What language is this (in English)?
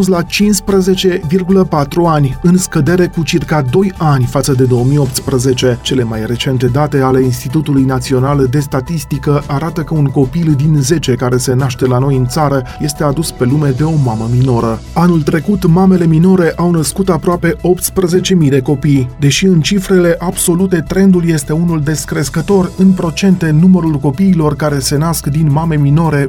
Romanian